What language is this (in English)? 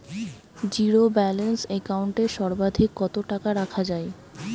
Bangla